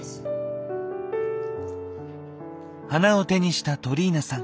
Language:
Japanese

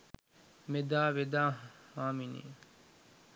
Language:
Sinhala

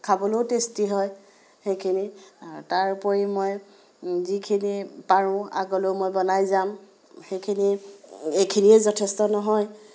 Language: Assamese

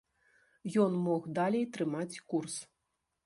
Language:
Belarusian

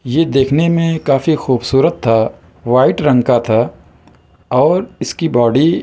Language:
Urdu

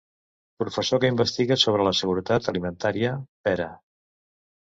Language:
Catalan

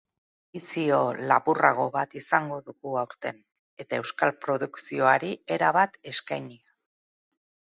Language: Basque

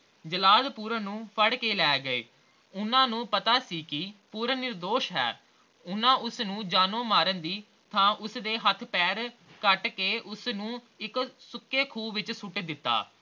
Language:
Punjabi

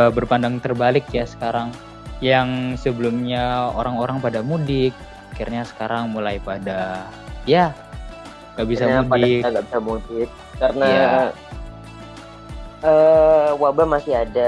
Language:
Indonesian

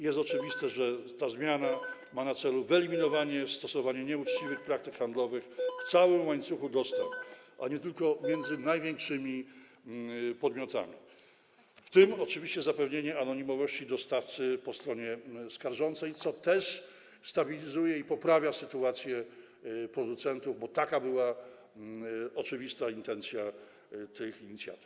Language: Polish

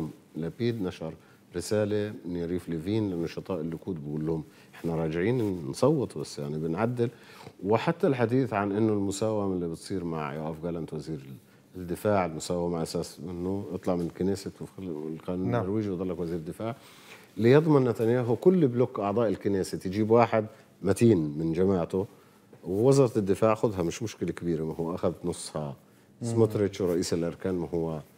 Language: Arabic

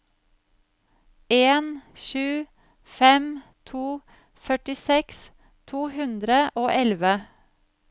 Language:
Norwegian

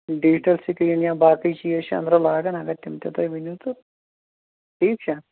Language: Kashmiri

